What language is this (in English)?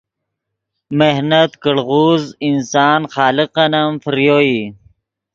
Yidgha